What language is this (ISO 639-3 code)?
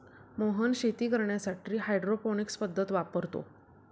mar